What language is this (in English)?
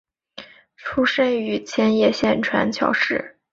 Chinese